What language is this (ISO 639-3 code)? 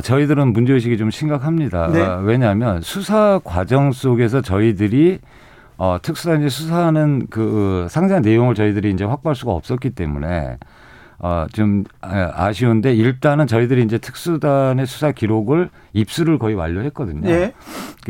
kor